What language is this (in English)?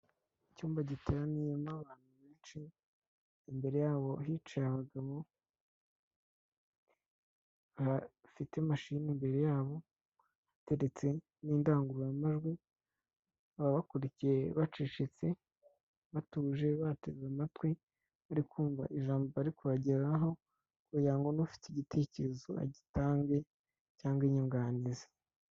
Kinyarwanda